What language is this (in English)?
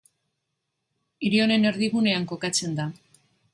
Basque